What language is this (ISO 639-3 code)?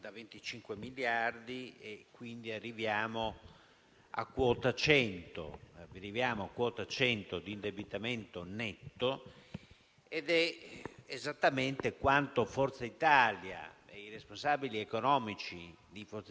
ita